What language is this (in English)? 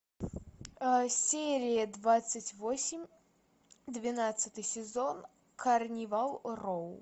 Russian